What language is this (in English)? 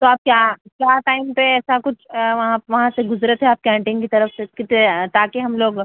Urdu